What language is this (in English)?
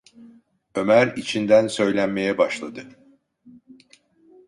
Turkish